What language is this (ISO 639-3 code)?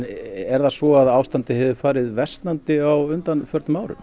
isl